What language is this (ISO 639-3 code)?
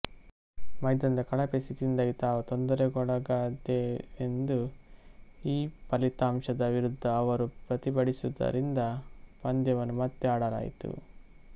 kan